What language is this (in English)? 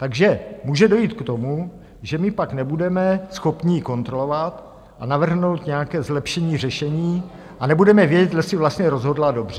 Czech